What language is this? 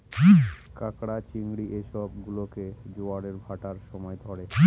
Bangla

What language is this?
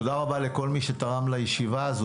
Hebrew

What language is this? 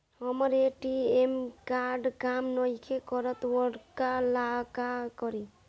Bhojpuri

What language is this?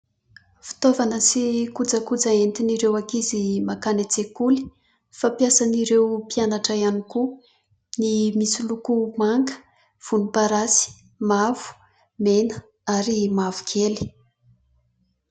Malagasy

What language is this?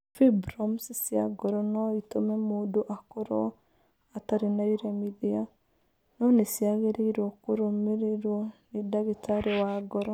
Kikuyu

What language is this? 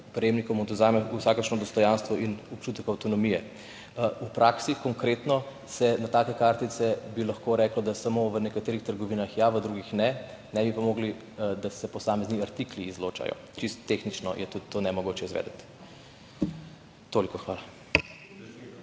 Slovenian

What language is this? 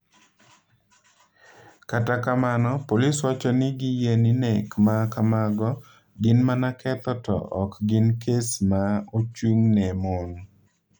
Luo (Kenya and Tanzania)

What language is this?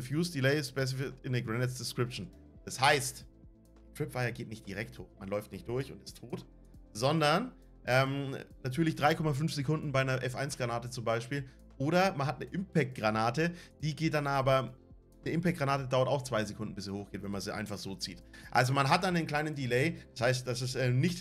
German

